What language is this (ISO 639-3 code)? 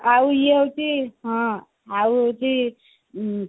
ori